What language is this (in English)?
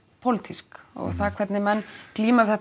Icelandic